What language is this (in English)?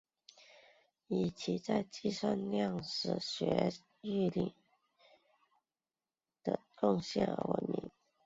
Chinese